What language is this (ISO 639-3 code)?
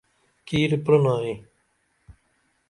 dml